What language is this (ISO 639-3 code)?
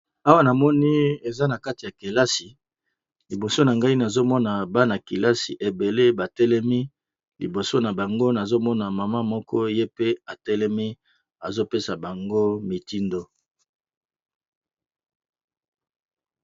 lin